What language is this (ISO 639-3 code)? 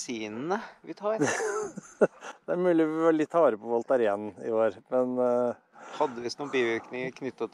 nor